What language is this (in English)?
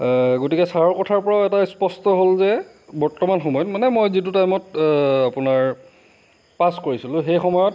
Assamese